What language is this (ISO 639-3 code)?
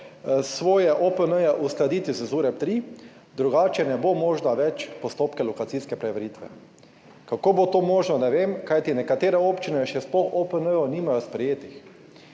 slv